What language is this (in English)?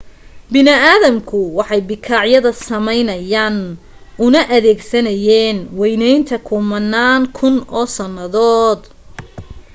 Somali